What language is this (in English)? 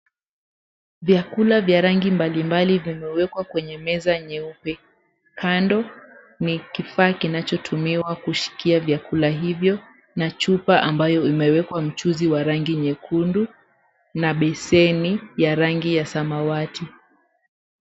Swahili